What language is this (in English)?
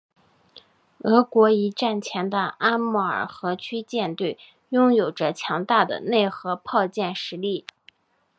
Chinese